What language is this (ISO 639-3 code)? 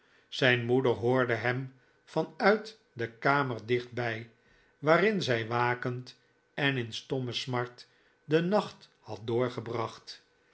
nld